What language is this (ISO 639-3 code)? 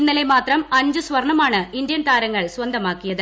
mal